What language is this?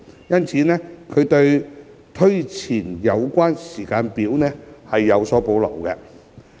Cantonese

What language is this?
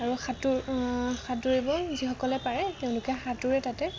Assamese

